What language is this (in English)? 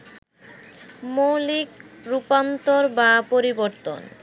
Bangla